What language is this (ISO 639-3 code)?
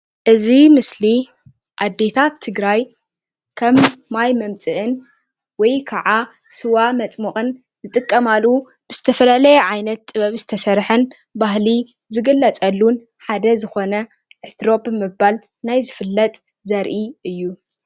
tir